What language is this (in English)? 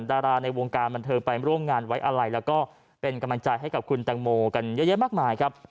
Thai